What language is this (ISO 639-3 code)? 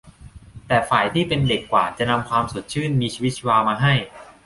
tha